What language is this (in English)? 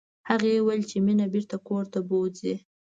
Pashto